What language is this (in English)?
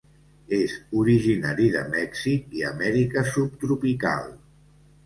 Catalan